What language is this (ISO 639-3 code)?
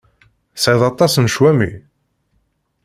kab